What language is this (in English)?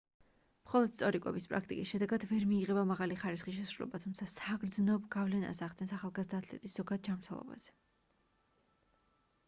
Georgian